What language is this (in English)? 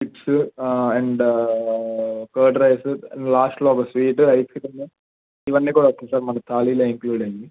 Telugu